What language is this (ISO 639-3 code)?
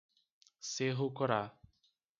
por